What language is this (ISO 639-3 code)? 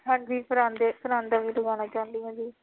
pan